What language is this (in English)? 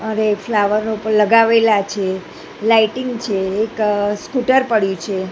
Gujarati